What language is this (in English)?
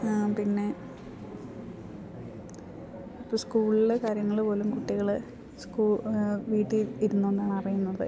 Malayalam